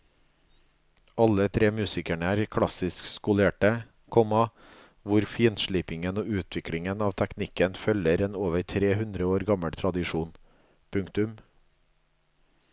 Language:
Norwegian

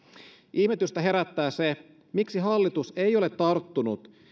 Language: Finnish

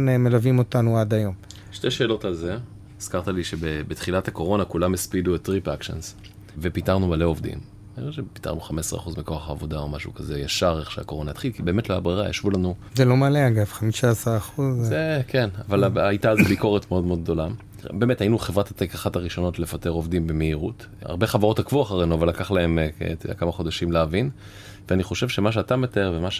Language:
Hebrew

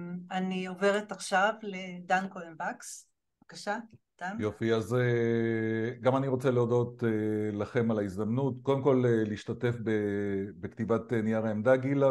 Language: Hebrew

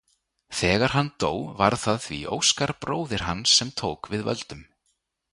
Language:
Icelandic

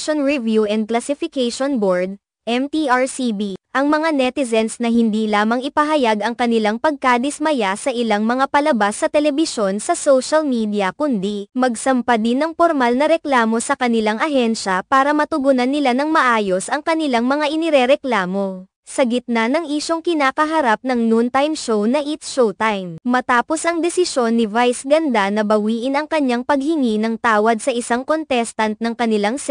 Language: Filipino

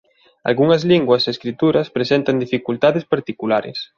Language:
Galician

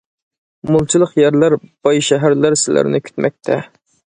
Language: Uyghur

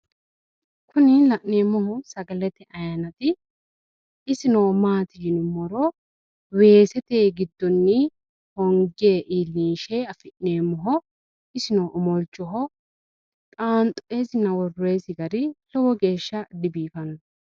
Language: Sidamo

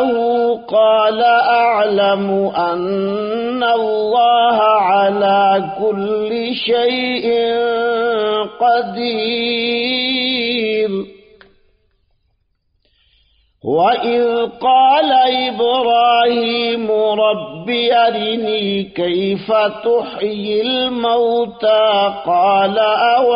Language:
Arabic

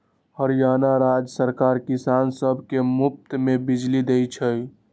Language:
Magahi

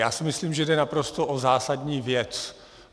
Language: Czech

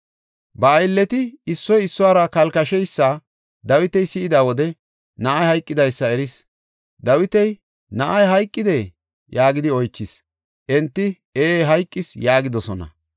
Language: Gofa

